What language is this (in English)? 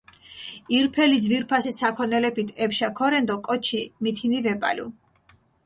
Mingrelian